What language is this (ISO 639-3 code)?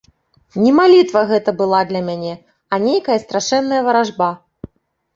bel